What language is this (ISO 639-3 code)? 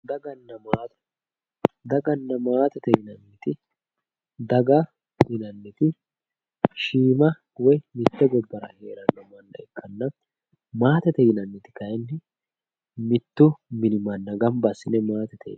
sid